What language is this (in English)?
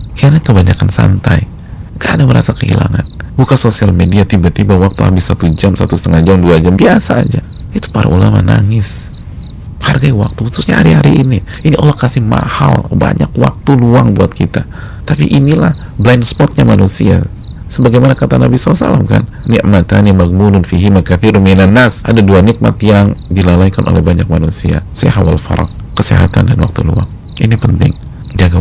Indonesian